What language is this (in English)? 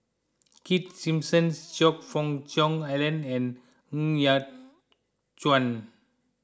English